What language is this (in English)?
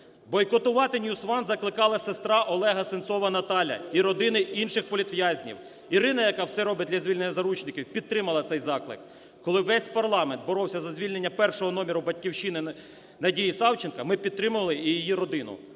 Ukrainian